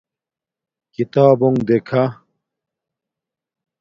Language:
Domaaki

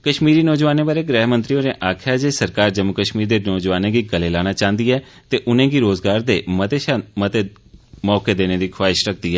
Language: Dogri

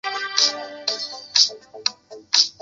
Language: Chinese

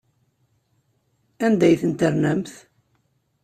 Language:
Kabyle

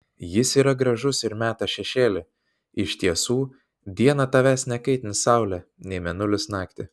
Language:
Lithuanian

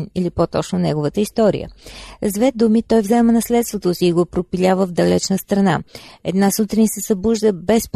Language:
Bulgarian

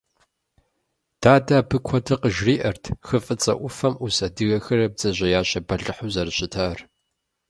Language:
Kabardian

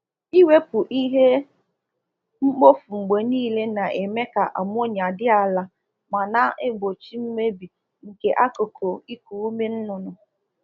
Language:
Igbo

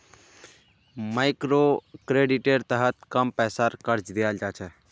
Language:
Magahi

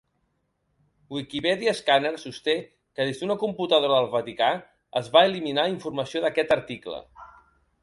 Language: Catalan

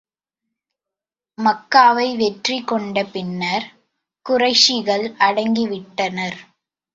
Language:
Tamil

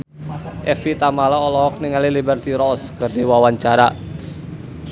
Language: Sundanese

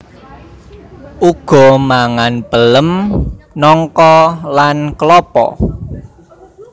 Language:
Javanese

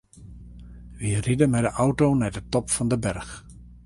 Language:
Western Frisian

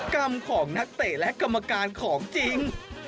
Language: Thai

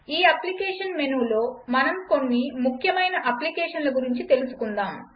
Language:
Telugu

